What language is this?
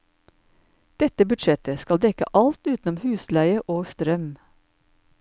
Norwegian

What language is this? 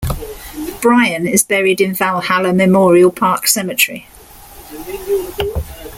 English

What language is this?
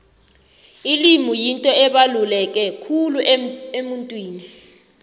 South Ndebele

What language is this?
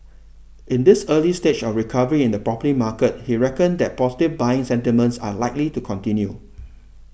English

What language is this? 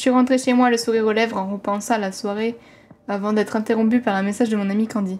French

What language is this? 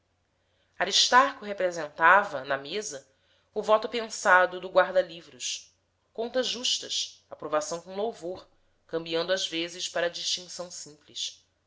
Portuguese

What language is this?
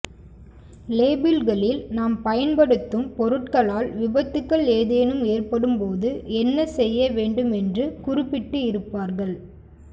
Tamil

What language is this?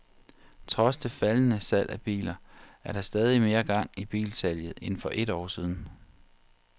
Danish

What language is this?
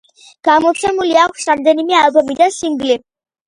Georgian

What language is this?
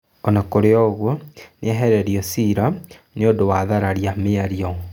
Kikuyu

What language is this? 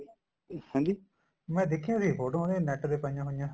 Punjabi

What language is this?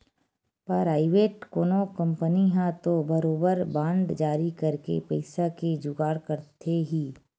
Chhattisgarhi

